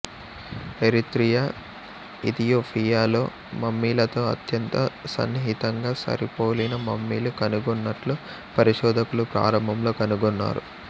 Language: Telugu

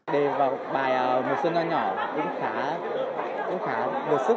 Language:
Vietnamese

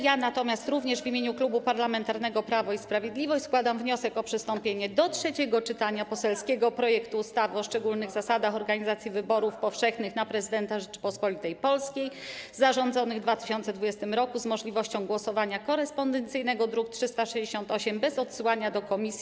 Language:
Polish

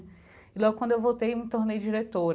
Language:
Portuguese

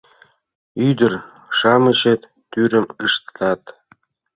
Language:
Mari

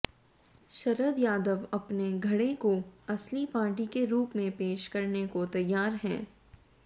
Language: Hindi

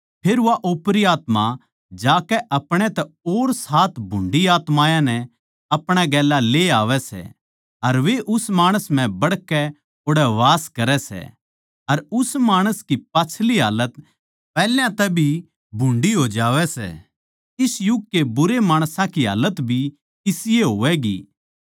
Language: Haryanvi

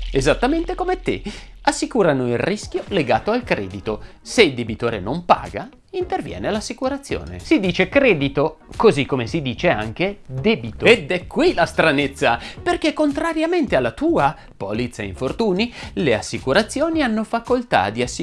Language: Italian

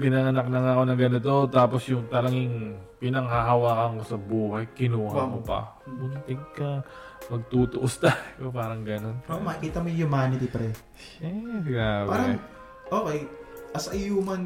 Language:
Filipino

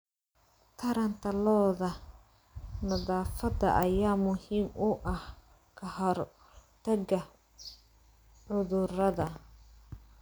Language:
Somali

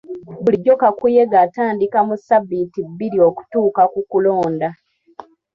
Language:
Ganda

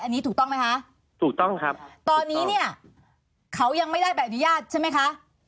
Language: Thai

